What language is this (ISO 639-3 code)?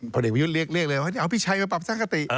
tha